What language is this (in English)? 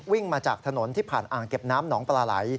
Thai